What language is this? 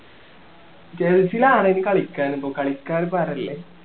Malayalam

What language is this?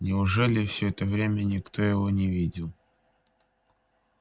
Russian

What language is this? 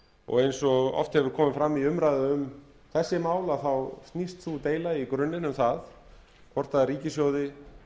Icelandic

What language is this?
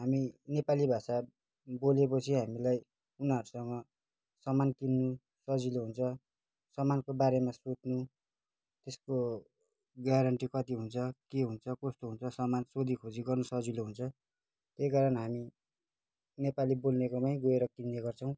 Nepali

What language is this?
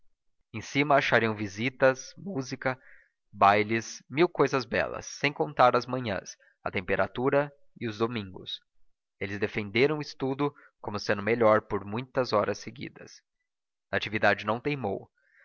Portuguese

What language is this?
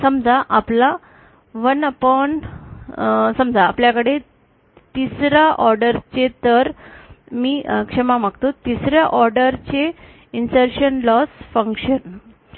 Marathi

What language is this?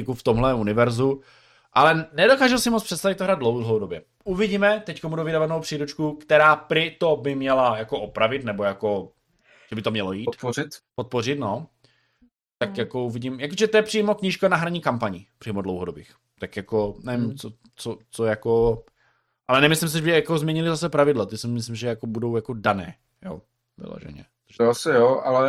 Czech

